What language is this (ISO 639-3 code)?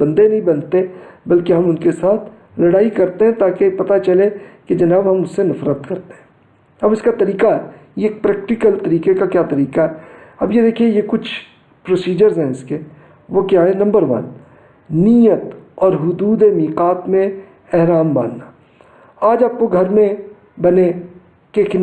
urd